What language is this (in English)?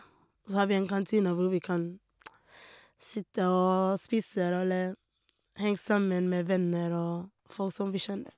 Norwegian